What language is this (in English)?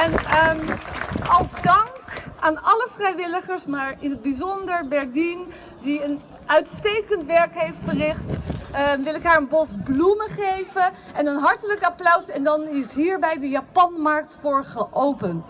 Dutch